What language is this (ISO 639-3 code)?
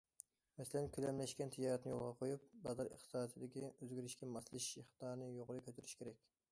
uig